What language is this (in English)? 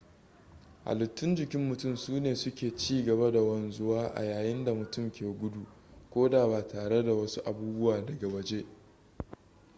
Hausa